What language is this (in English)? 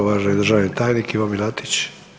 Croatian